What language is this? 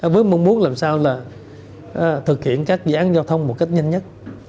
Vietnamese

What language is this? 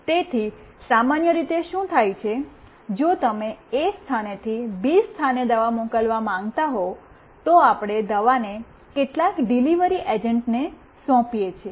Gujarati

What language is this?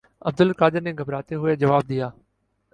Urdu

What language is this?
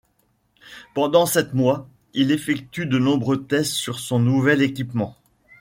French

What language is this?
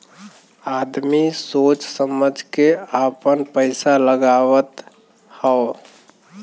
Bhojpuri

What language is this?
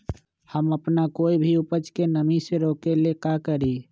Magahi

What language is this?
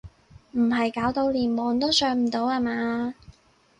Cantonese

